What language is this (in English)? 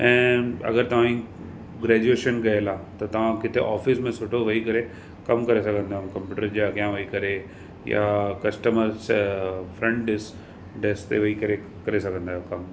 Sindhi